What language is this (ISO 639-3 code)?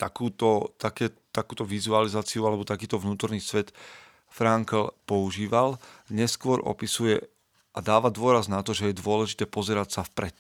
slk